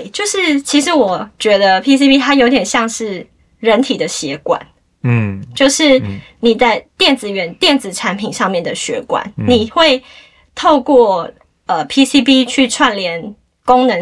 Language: Chinese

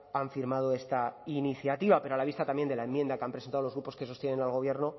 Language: Spanish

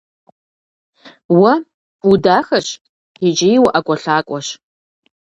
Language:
Kabardian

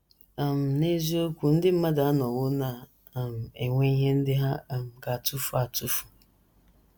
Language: Igbo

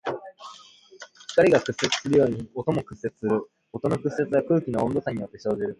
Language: Japanese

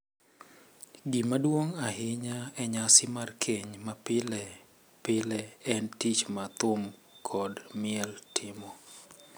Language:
Luo (Kenya and Tanzania)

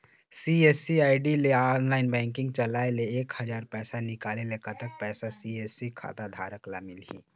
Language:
Chhattisgarhi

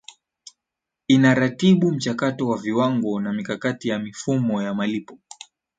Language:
Swahili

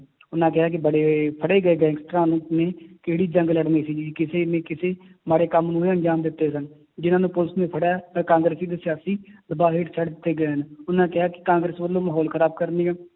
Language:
Punjabi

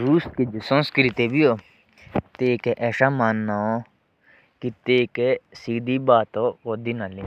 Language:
Jaunsari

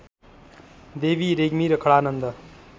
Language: Nepali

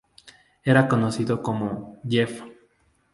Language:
Spanish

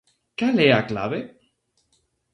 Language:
Galician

